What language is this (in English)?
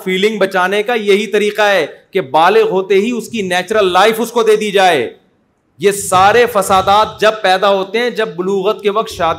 Urdu